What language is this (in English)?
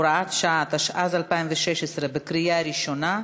Hebrew